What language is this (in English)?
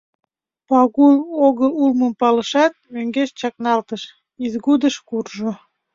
Mari